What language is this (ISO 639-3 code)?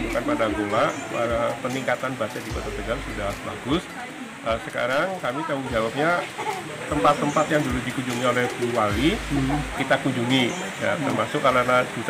ind